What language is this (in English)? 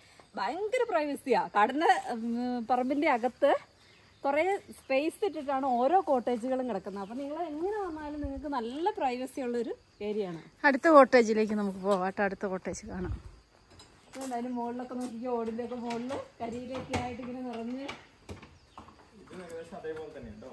Malayalam